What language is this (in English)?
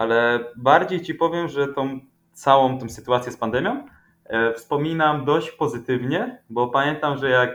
Polish